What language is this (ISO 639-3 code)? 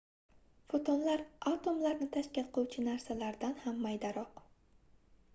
uzb